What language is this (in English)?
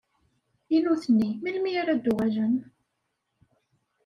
Kabyle